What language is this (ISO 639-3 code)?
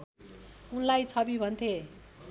nep